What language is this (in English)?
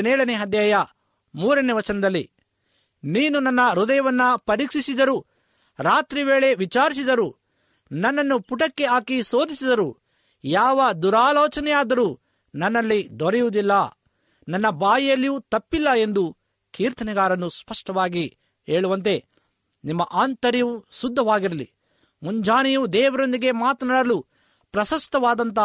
Kannada